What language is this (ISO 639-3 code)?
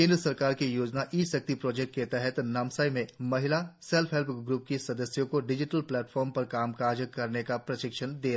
hin